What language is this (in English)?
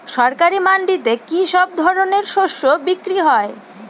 Bangla